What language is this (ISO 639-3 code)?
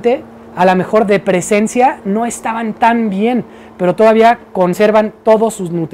spa